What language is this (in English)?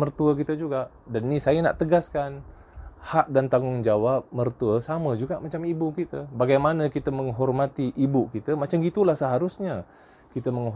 Malay